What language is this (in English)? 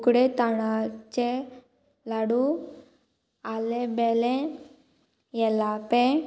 Konkani